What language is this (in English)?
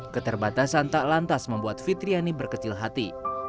Indonesian